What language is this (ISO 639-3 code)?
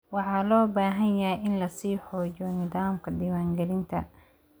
som